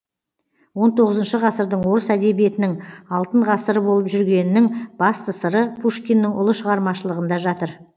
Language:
Kazakh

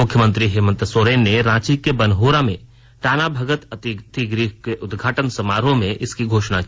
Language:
Hindi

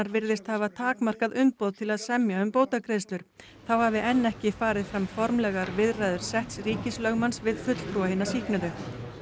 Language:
Icelandic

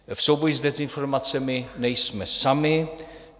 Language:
Czech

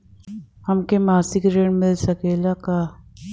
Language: Bhojpuri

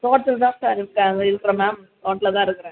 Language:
Tamil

